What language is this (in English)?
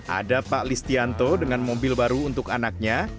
Indonesian